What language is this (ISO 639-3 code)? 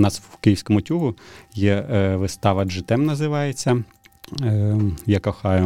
ukr